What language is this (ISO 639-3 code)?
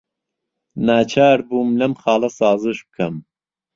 ckb